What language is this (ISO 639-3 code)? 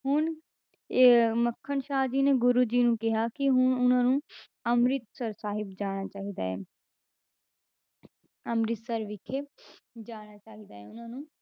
pan